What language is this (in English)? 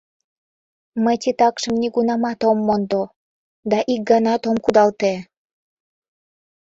Mari